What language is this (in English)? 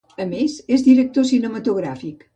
Catalan